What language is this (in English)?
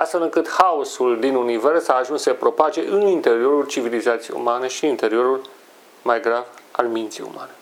Romanian